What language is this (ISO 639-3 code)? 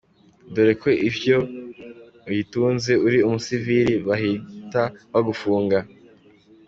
kin